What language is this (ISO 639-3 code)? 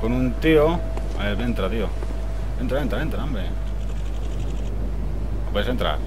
spa